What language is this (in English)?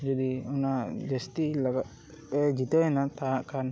Santali